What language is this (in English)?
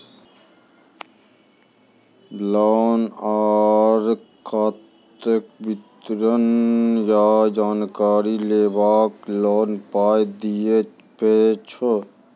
Maithili